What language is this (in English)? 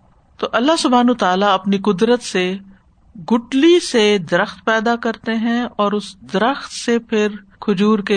Urdu